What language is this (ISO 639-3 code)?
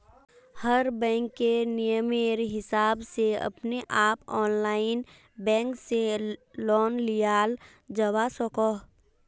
mag